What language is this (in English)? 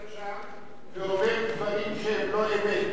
Hebrew